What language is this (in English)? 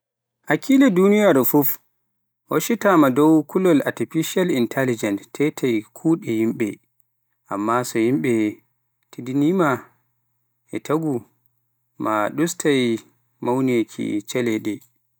Pular